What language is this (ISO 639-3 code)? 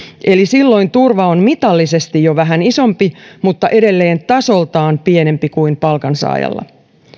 fin